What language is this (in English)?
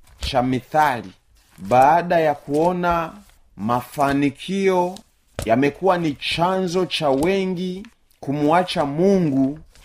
Swahili